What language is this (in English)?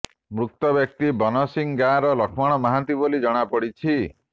Odia